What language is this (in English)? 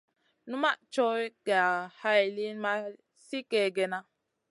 Masana